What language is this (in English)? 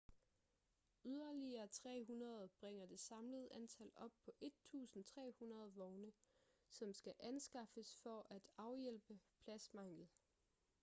Danish